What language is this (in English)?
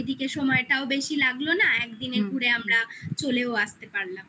Bangla